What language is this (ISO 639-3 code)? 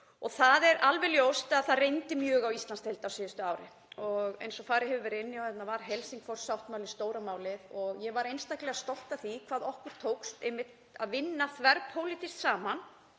isl